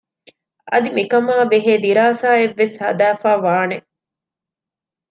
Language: Divehi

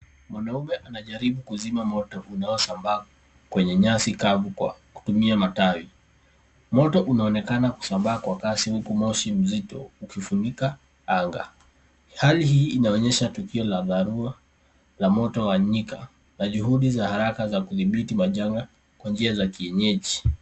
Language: Swahili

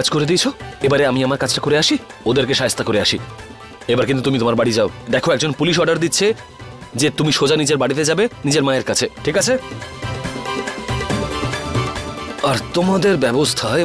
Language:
Bangla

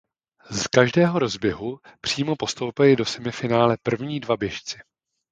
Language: Czech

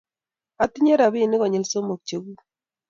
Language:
Kalenjin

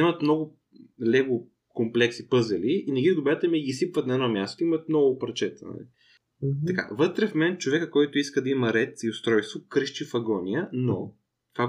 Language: Bulgarian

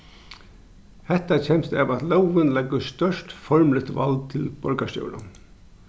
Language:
Faroese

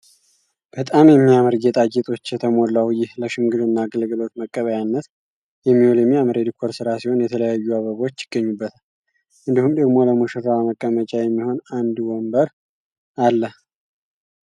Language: Amharic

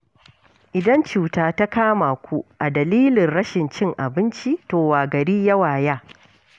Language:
Hausa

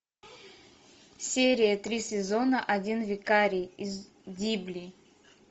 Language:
Russian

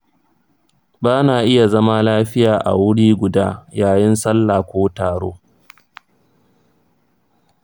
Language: Hausa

